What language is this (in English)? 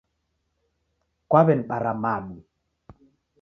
Taita